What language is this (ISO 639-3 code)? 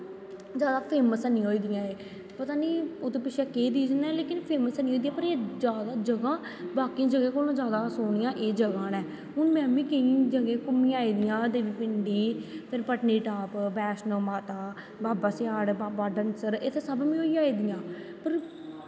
doi